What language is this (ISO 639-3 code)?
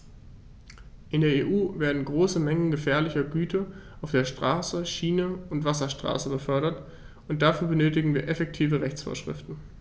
deu